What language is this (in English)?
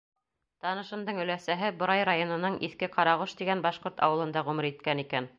Bashkir